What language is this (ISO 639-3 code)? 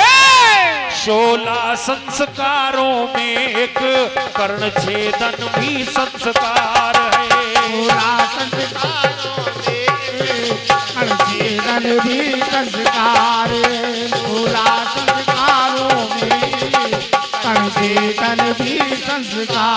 hin